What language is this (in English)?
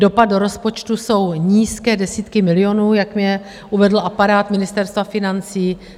Czech